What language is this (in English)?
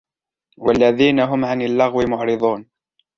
Arabic